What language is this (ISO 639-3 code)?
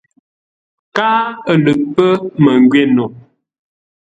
nla